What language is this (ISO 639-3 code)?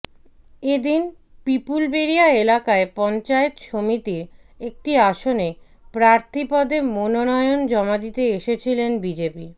ben